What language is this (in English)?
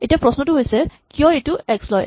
Assamese